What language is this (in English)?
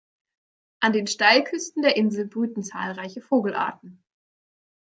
German